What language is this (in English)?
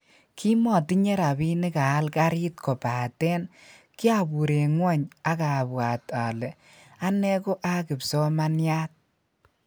Kalenjin